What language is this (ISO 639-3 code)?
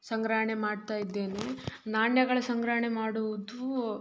kan